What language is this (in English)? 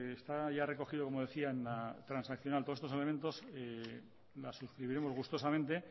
Spanish